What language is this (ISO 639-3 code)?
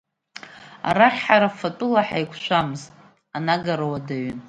abk